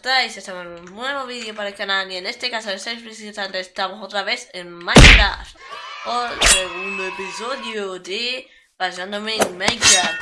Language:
Spanish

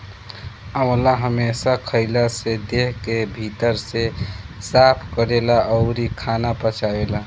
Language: Bhojpuri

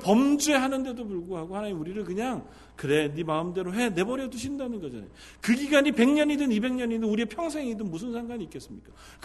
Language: Korean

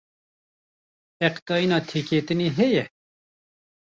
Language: Kurdish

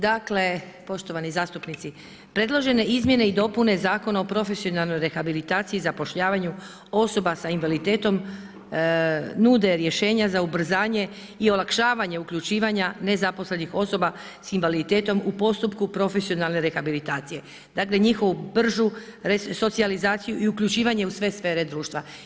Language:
Croatian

